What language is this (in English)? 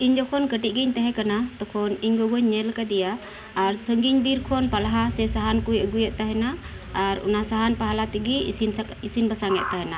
Santali